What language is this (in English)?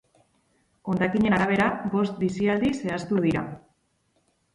Basque